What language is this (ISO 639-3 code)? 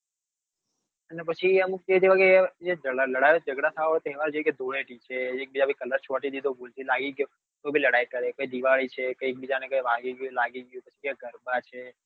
guj